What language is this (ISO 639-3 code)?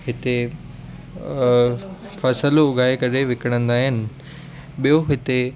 snd